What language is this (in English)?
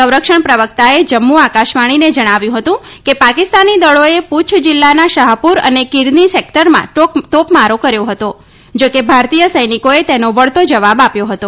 Gujarati